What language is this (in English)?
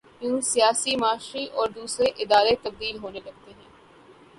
Urdu